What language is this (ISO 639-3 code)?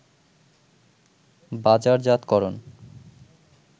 ben